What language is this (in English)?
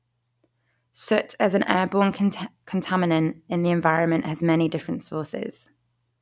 English